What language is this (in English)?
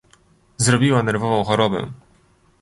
Polish